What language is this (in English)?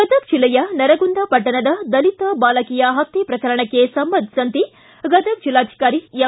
Kannada